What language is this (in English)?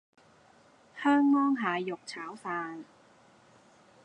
Cantonese